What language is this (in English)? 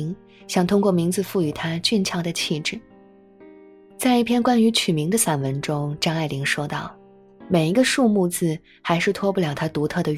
Chinese